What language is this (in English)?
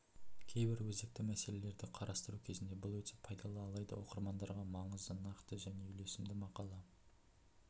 Kazakh